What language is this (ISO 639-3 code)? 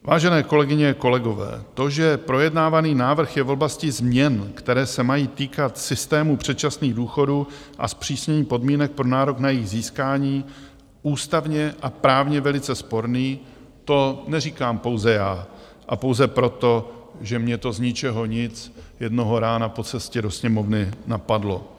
ces